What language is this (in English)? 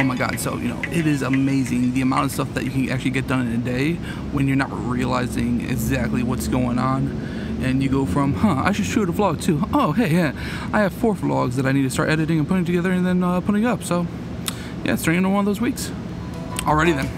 English